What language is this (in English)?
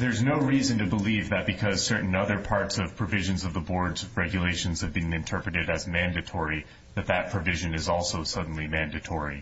English